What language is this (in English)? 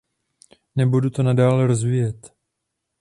Czech